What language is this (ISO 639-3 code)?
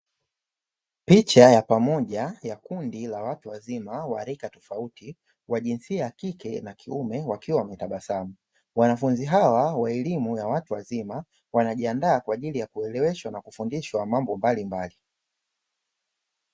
swa